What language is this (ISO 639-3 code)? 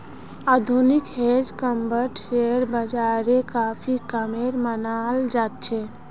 mag